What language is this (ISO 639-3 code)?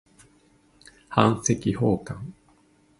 jpn